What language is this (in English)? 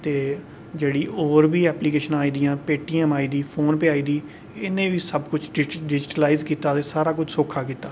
Dogri